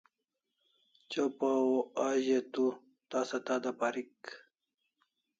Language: Kalasha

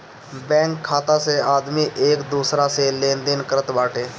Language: Bhojpuri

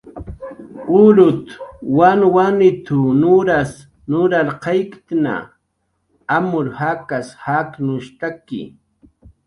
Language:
Jaqaru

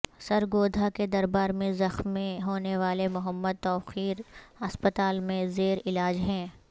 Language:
Urdu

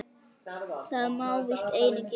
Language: Icelandic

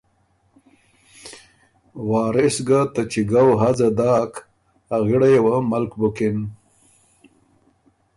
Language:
Ormuri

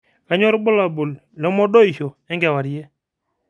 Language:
Masai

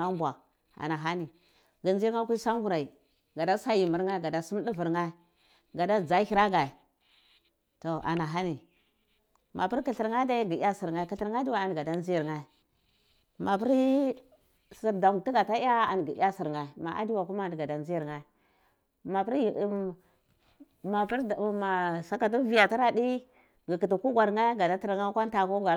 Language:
Cibak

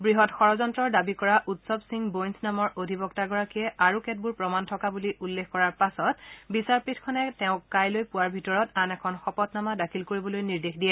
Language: Assamese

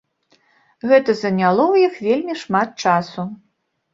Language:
Belarusian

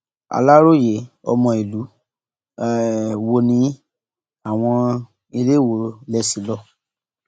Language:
Yoruba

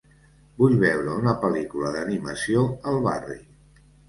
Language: Catalan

